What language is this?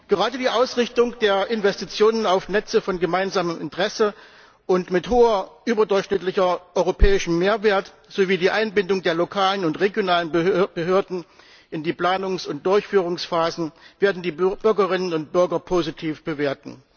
German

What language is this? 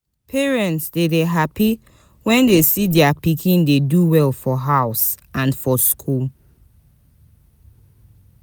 Nigerian Pidgin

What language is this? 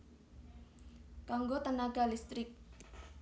Javanese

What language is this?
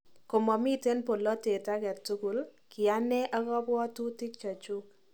Kalenjin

